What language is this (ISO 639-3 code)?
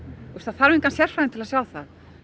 isl